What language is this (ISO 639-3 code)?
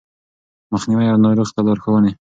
pus